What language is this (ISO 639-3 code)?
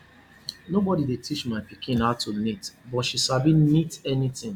pcm